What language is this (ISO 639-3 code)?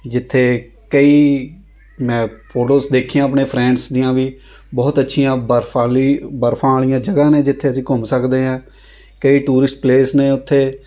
pan